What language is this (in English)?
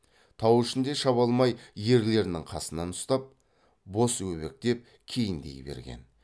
Kazakh